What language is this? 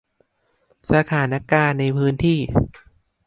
Thai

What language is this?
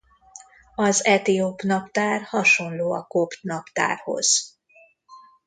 Hungarian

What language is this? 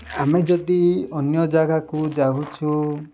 Odia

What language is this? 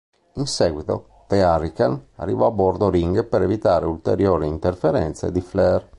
Italian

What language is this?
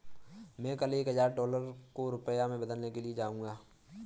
Hindi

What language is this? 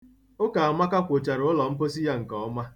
Igbo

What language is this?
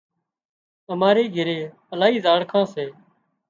Wadiyara Koli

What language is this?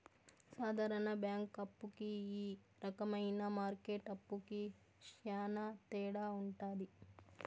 Telugu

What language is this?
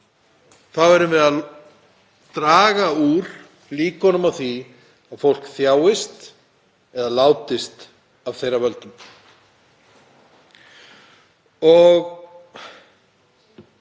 Icelandic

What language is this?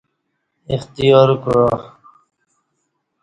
Kati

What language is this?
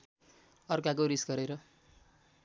Nepali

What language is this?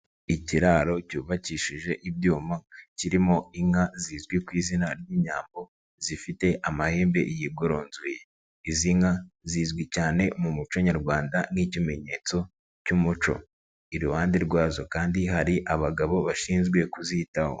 Kinyarwanda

